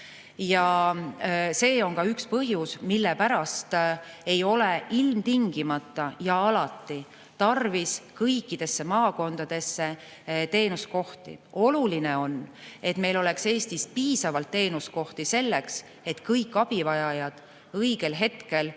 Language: Estonian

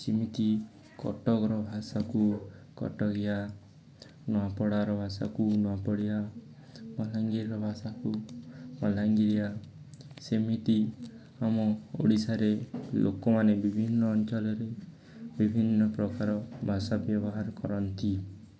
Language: Odia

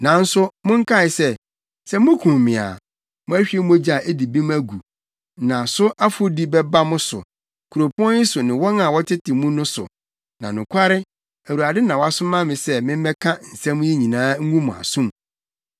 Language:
Akan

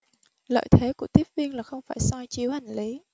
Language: Vietnamese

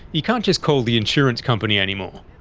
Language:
English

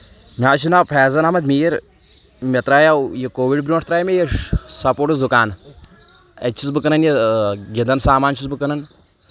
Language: Kashmiri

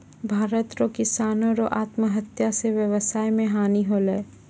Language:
Maithili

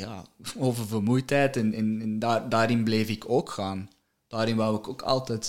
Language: Dutch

